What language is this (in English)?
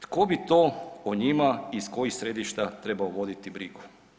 Croatian